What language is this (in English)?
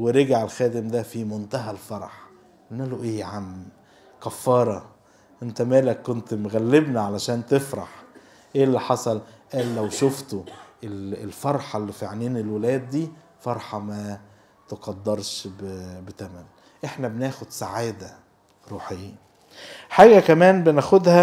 Arabic